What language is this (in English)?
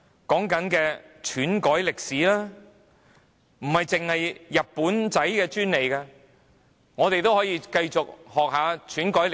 Cantonese